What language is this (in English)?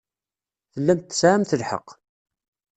Kabyle